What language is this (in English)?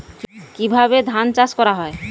Bangla